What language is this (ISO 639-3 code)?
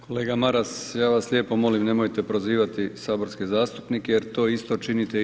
hrv